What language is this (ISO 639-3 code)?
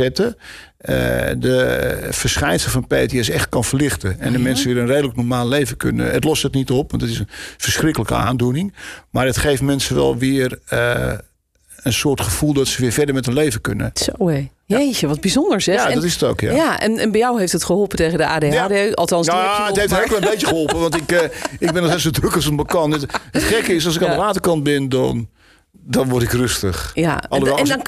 nld